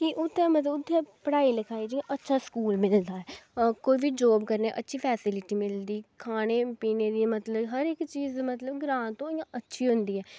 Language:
Dogri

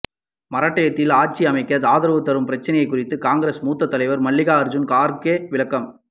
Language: Tamil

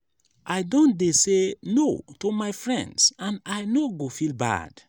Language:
Nigerian Pidgin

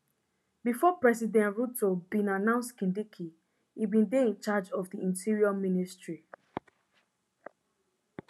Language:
Nigerian Pidgin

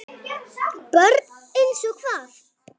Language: Icelandic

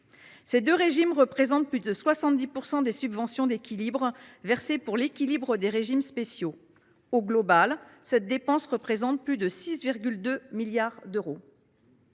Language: French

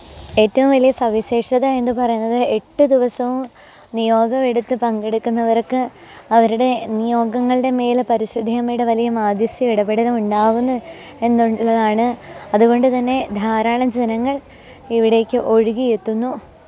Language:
Malayalam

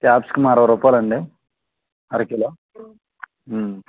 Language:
Telugu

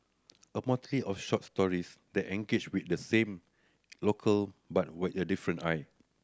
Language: English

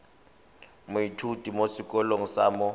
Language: Tswana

